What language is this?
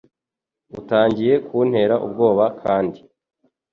Kinyarwanda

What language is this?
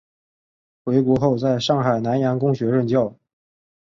Chinese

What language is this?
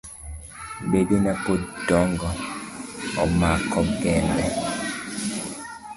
Luo (Kenya and Tanzania)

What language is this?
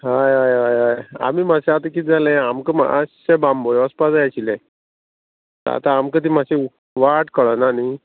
Konkani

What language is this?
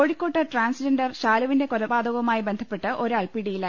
Malayalam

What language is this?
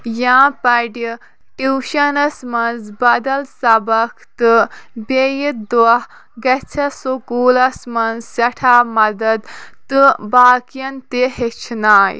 Kashmiri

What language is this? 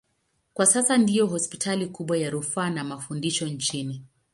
Swahili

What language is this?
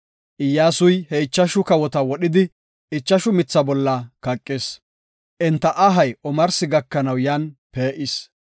Gofa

